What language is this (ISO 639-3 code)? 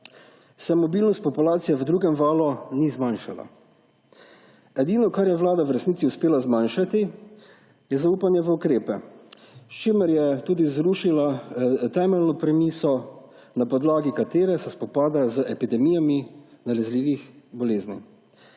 slv